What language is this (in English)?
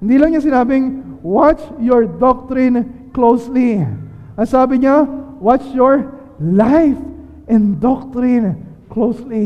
Filipino